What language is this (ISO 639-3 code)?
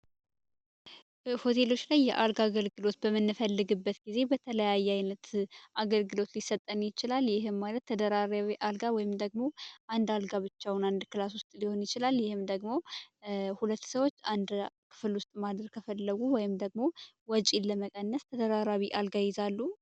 amh